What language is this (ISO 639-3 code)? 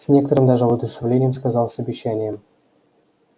rus